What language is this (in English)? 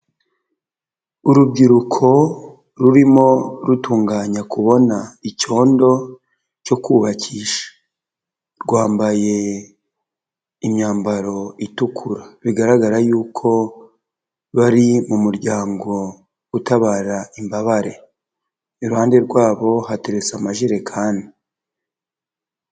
Kinyarwanda